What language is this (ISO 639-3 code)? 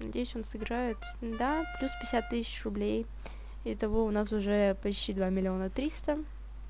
rus